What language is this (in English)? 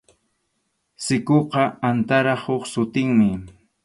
Arequipa-La Unión Quechua